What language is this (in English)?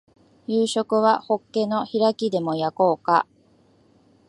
Japanese